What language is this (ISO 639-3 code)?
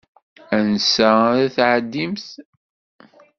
kab